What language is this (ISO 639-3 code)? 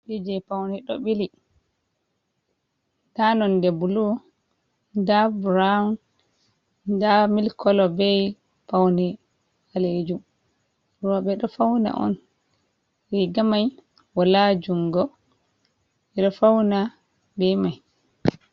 ful